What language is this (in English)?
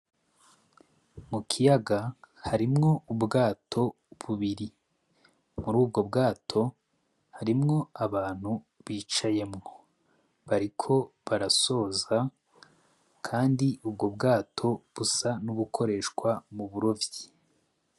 Rundi